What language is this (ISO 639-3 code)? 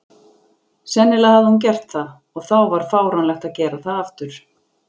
isl